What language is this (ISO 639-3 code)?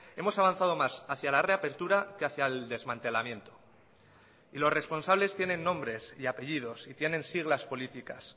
spa